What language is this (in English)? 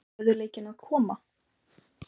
Icelandic